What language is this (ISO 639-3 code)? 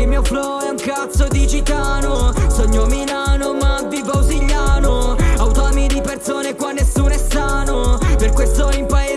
ita